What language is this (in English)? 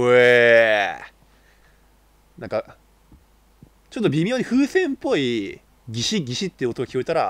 Japanese